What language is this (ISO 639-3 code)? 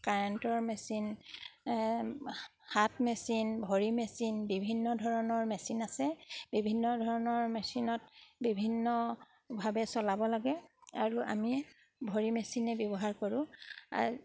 asm